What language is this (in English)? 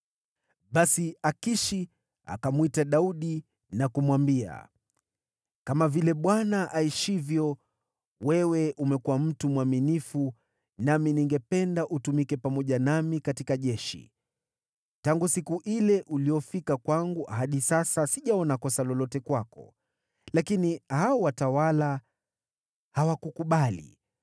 Swahili